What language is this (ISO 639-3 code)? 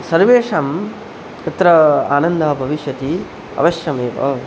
san